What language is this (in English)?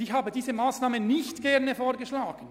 Swiss German